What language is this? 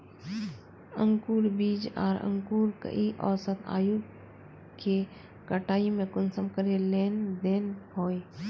Magahi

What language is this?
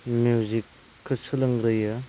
Bodo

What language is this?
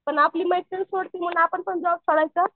Marathi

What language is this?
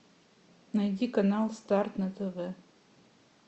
Russian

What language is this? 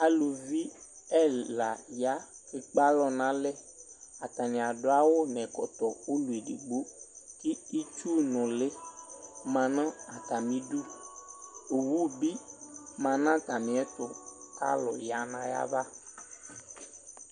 Ikposo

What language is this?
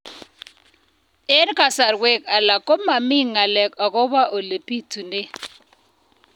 Kalenjin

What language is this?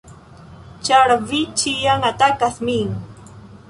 Esperanto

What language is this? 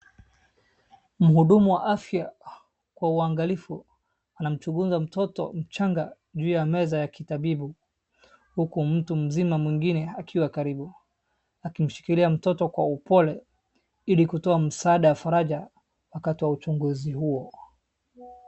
Swahili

